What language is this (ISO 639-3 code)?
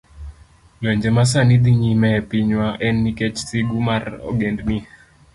luo